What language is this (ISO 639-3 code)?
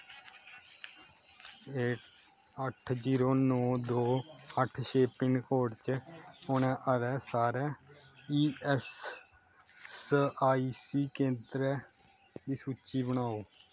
doi